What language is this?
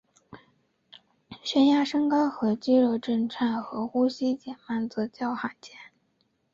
Chinese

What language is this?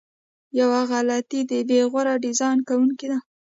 Pashto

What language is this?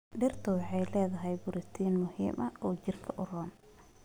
Somali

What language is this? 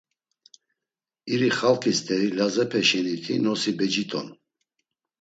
Laz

